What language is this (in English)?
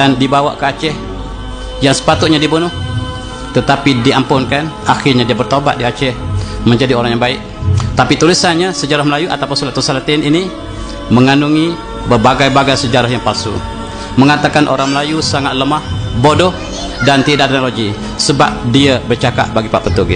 Malay